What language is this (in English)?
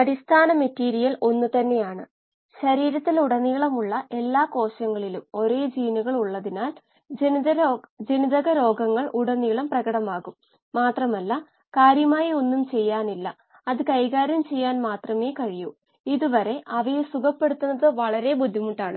Malayalam